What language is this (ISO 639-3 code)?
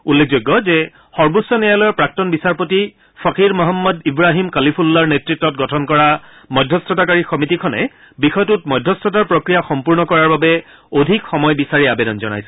asm